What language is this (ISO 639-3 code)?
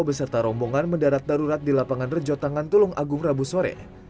ind